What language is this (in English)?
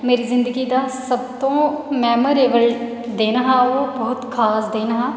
Dogri